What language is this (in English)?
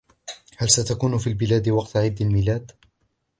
Arabic